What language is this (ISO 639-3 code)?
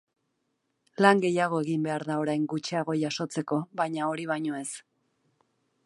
eus